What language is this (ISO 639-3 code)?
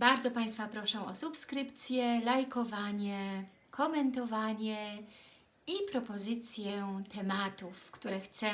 pol